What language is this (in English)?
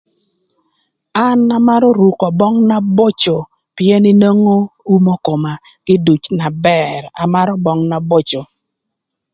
Thur